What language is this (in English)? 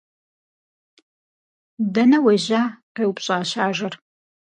Kabardian